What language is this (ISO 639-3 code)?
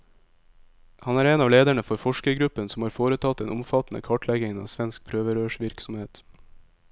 nor